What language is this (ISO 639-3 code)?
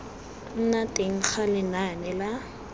tsn